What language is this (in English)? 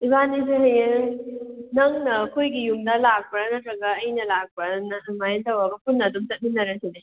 Manipuri